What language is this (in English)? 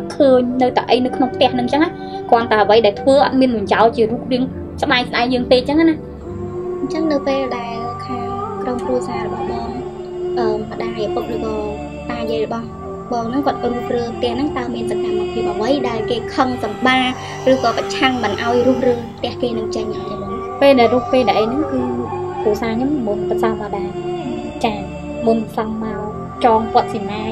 Vietnamese